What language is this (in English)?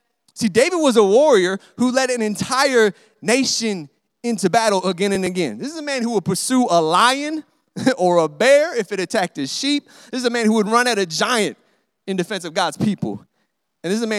English